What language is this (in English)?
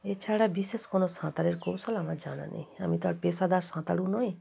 Bangla